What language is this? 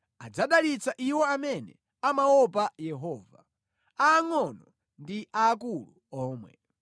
Nyanja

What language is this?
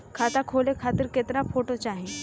Bhojpuri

